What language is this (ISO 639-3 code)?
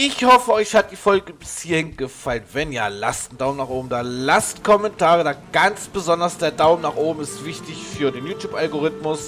deu